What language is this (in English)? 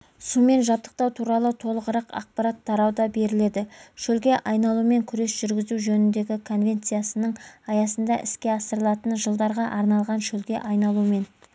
Kazakh